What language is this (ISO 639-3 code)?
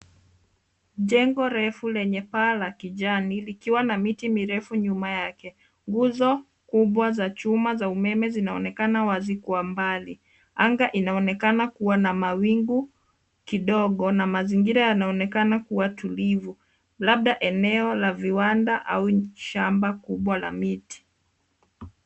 swa